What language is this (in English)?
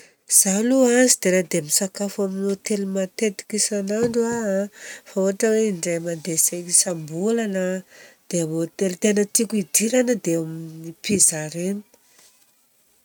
Southern Betsimisaraka Malagasy